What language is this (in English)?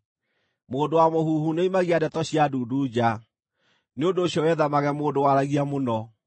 Kikuyu